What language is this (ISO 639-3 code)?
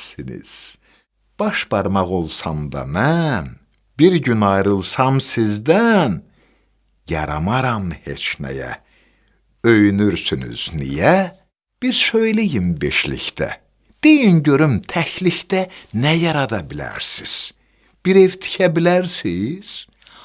tur